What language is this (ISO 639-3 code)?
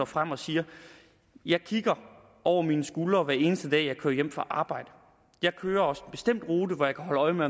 dan